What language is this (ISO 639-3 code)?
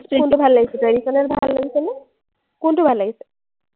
asm